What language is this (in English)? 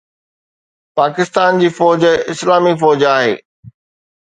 Sindhi